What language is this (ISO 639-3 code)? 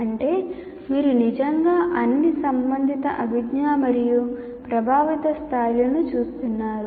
tel